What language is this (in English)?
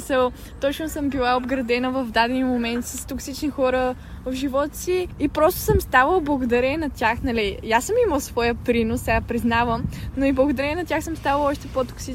Bulgarian